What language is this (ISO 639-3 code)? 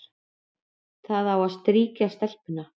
isl